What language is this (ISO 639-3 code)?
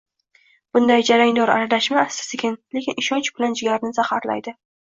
uzb